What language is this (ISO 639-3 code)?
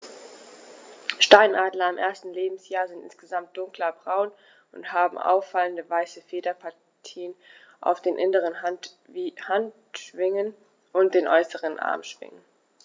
deu